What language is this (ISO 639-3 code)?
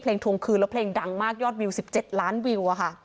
tha